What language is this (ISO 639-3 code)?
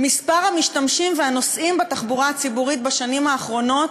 heb